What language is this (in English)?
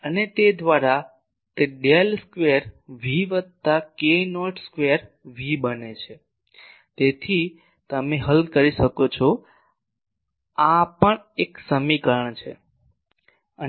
Gujarati